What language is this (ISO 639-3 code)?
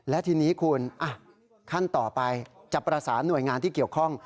tha